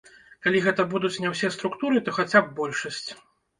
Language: Belarusian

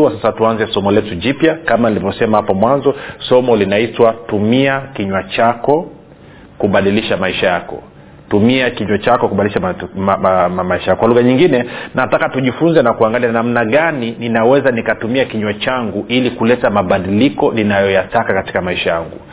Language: Swahili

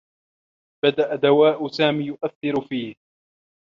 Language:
Arabic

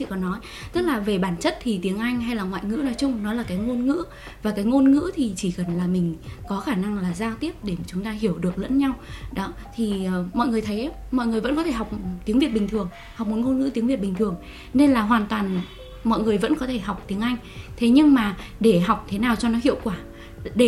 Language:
Vietnamese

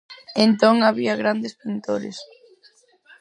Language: Galician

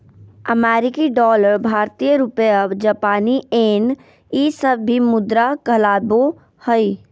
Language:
Magahi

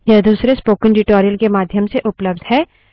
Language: Hindi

